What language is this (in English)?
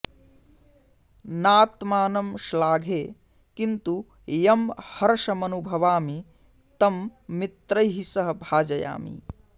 Sanskrit